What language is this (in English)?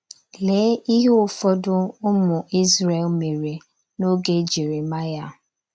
Igbo